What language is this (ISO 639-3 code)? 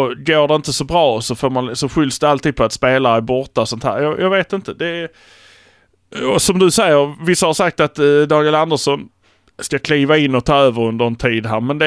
swe